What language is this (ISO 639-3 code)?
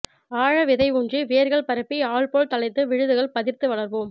tam